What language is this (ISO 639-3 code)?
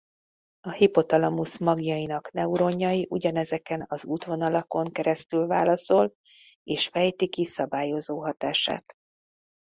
hun